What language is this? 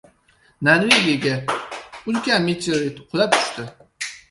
Uzbek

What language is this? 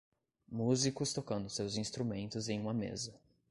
Portuguese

